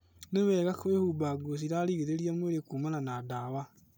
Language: Kikuyu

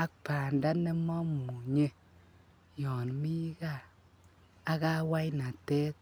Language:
Kalenjin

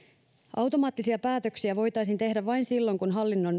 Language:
Finnish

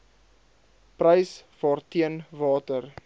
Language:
Afrikaans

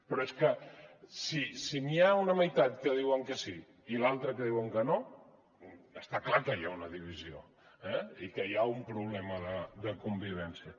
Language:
Catalan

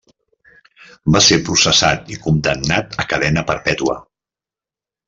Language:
Catalan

